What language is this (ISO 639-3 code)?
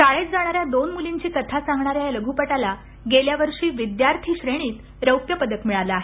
mar